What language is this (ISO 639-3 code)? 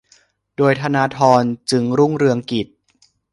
tha